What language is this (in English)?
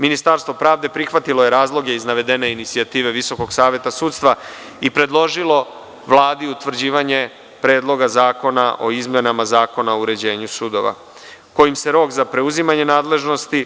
Serbian